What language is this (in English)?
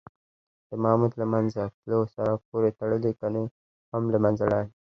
Pashto